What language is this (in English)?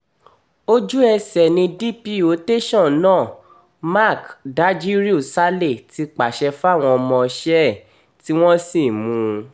Yoruba